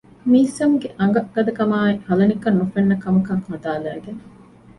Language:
Divehi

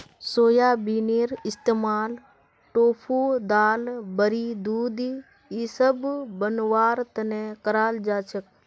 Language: Magahi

